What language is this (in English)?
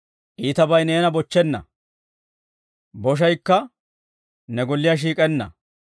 Dawro